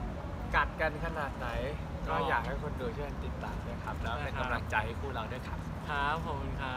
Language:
Thai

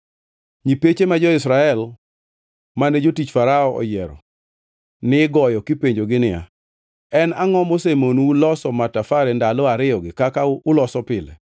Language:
Luo (Kenya and Tanzania)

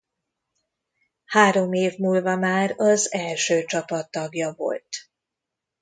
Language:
Hungarian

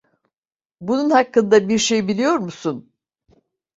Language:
Turkish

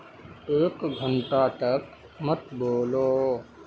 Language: Urdu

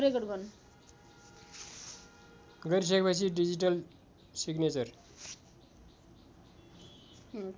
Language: Nepali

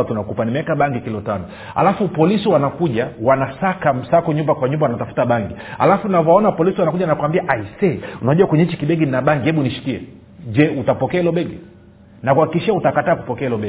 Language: Swahili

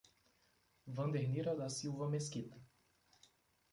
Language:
Portuguese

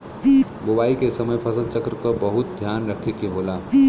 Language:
Bhojpuri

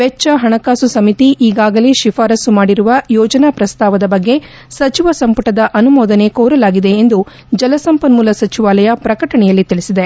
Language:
Kannada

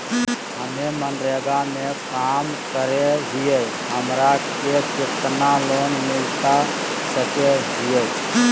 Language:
Magahi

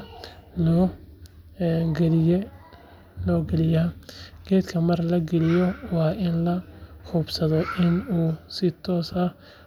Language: Somali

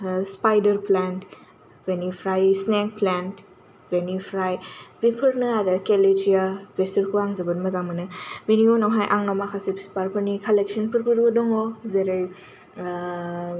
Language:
Bodo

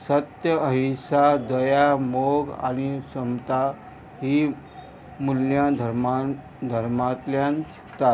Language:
Konkani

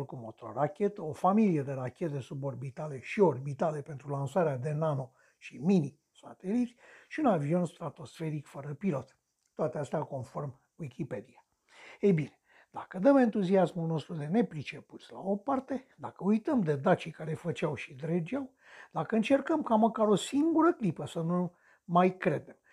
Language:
Romanian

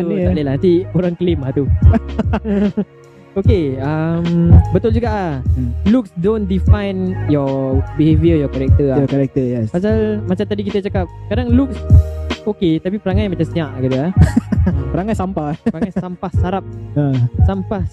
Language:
Malay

